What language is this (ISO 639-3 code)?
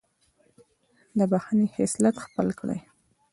pus